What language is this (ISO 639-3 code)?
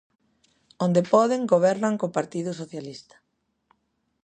glg